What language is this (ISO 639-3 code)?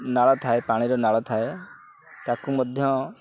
ori